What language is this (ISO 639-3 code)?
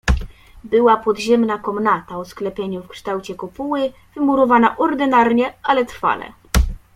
pol